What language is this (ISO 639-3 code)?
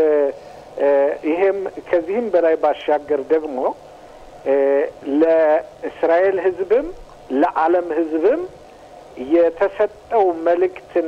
ara